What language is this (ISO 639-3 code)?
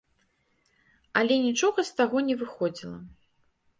bel